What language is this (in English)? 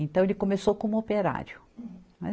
Portuguese